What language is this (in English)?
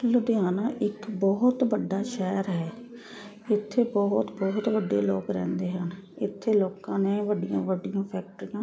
Punjabi